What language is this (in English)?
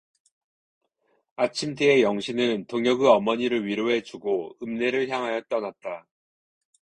Korean